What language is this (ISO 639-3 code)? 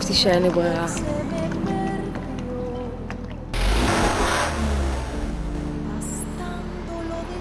heb